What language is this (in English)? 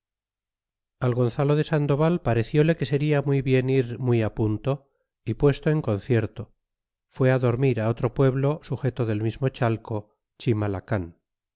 Spanish